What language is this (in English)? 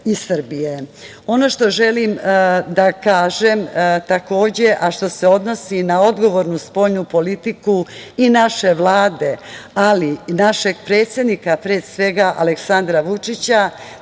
Serbian